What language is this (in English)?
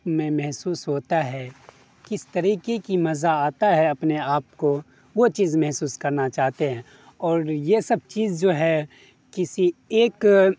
Urdu